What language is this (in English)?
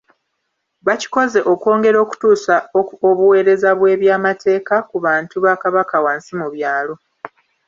Ganda